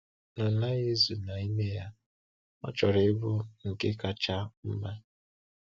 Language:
Igbo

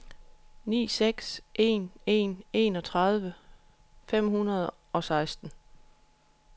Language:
Danish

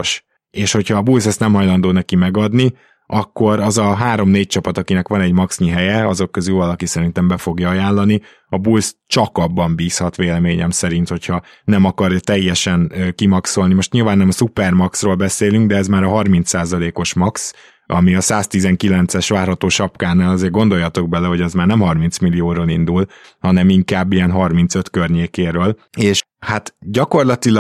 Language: Hungarian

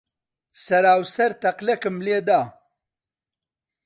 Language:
Central Kurdish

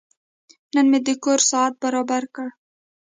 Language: Pashto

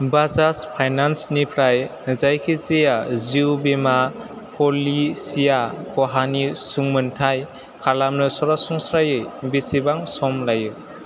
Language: Bodo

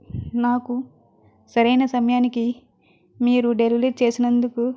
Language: Telugu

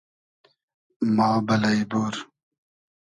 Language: Hazaragi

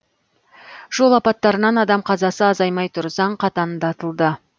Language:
Kazakh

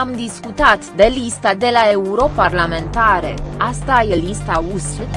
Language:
Romanian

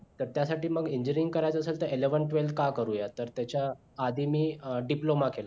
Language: Marathi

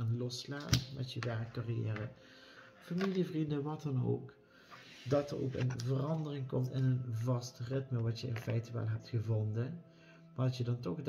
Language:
Dutch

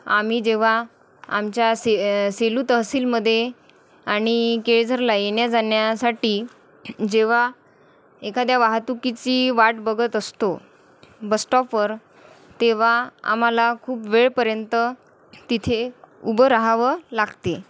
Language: Marathi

